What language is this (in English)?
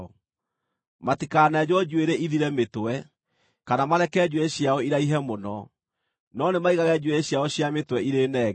Kikuyu